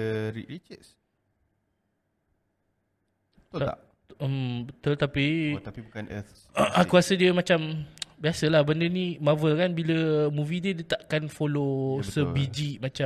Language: Malay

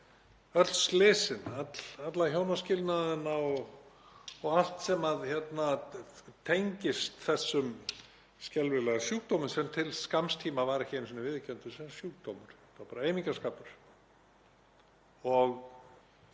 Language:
Icelandic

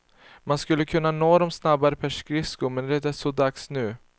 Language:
Swedish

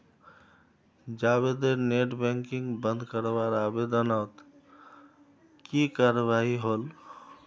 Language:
Magahi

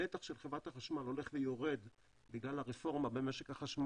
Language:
Hebrew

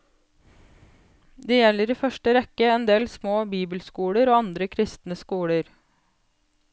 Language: Norwegian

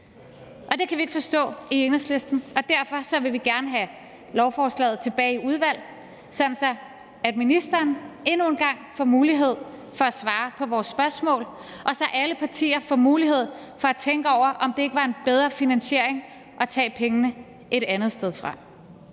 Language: Danish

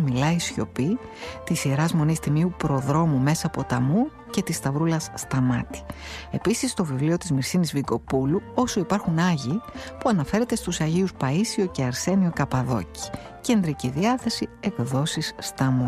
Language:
Greek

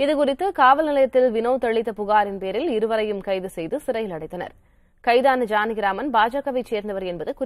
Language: Arabic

